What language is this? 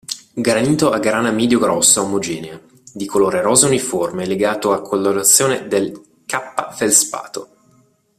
Italian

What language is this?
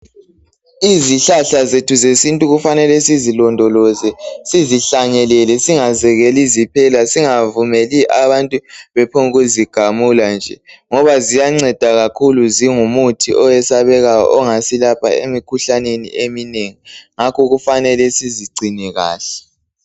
North Ndebele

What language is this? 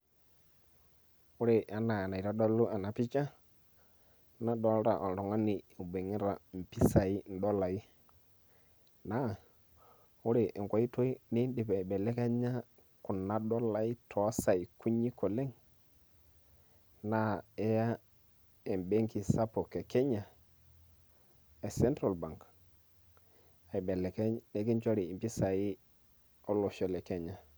Masai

